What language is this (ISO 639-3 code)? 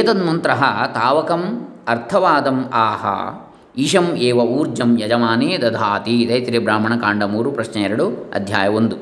kan